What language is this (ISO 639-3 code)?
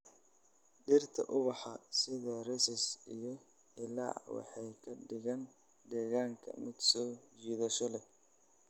som